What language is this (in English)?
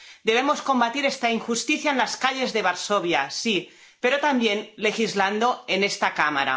Spanish